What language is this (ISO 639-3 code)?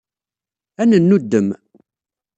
kab